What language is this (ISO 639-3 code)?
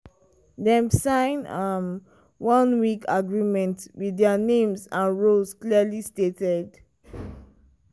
pcm